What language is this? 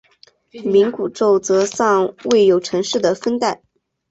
Chinese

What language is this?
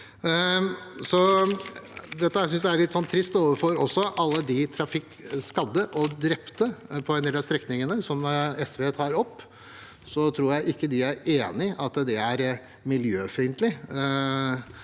Norwegian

